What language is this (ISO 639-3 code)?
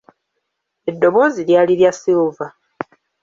lug